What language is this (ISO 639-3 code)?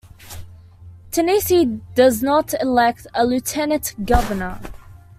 eng